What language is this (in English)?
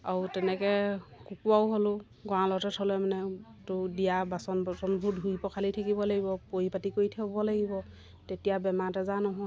Assamese